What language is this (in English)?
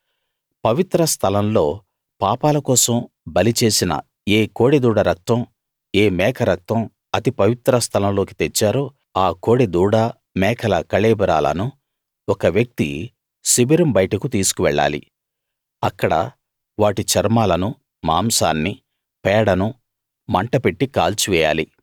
Telugu